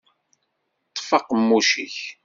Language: Kabyle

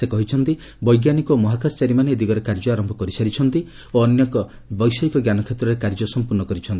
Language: Odia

